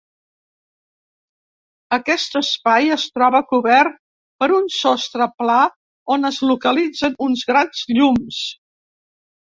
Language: Catalan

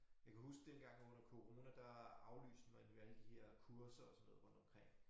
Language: Danish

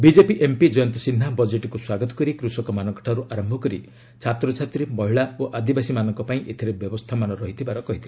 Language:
Odia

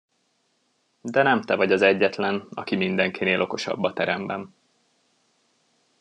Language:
Hungarian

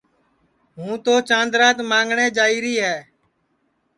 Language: Sansi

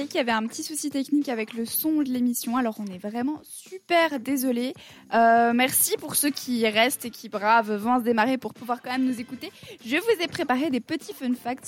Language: French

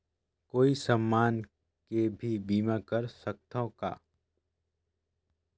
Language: Chhattisgarhi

